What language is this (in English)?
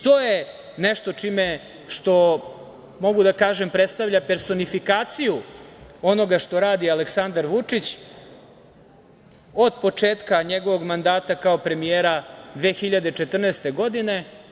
Serbian